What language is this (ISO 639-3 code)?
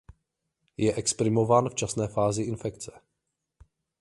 ces